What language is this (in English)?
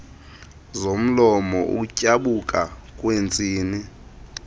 Xhosa